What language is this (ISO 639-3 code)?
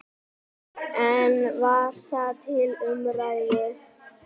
isl